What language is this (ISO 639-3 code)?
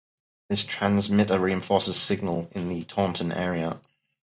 eng